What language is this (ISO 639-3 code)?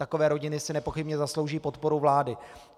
ces